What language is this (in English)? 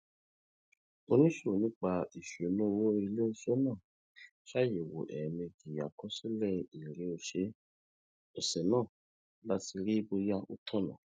Yoruba